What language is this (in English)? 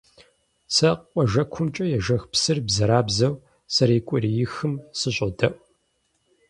Kabardian